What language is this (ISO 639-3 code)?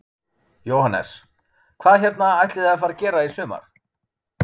isl